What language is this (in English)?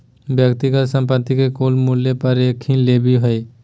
Magahi